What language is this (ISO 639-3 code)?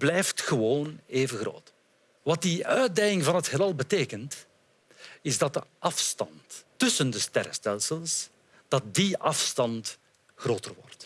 nld